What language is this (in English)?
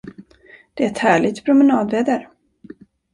Swedish